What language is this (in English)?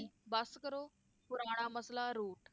Punjabi